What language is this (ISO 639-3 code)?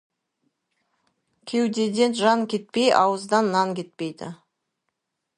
kaz